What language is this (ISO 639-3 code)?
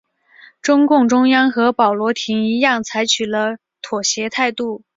zho